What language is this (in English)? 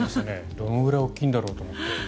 Japanese